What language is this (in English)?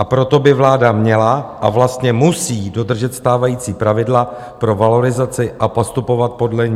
Czech